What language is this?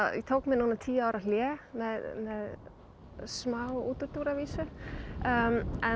Icelandic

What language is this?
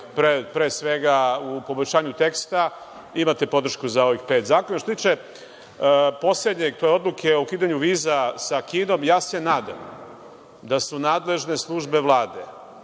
Serbian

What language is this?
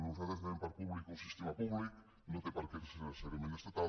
Catalan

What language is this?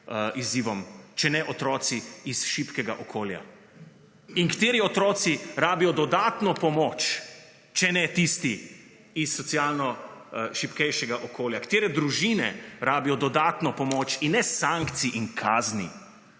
Slovenian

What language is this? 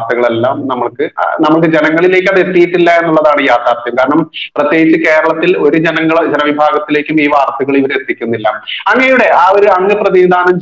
Arabic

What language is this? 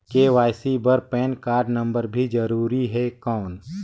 Chhattisgarhi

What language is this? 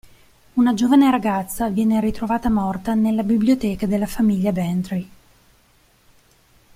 Italian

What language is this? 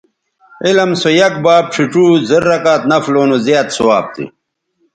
Bateri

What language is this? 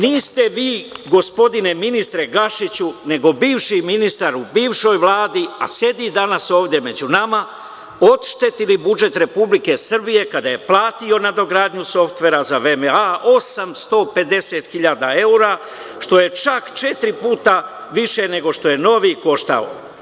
Serbian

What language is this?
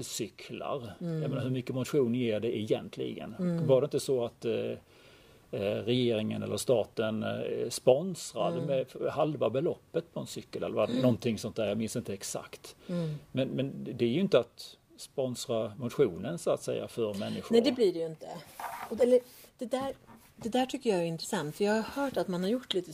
Swedish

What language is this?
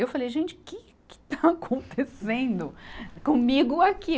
Portuguese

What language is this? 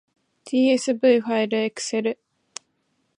Japanese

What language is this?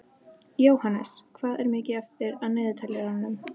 Icelandic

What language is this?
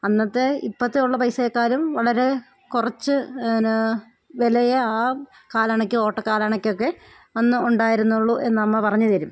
Malayalam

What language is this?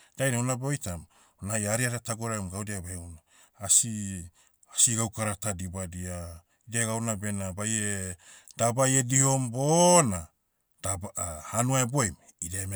Motu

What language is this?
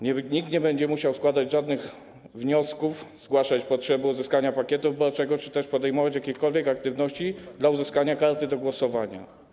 Polish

